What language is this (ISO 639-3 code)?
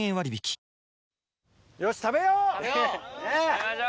jpn